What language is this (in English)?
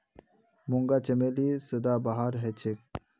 Magahi